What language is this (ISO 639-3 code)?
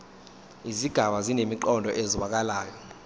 zul